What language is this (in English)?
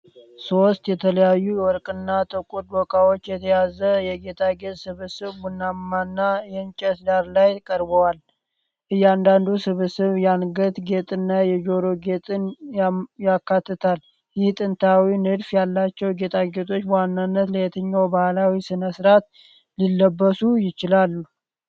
Amharic